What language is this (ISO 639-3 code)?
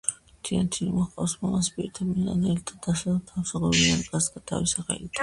kat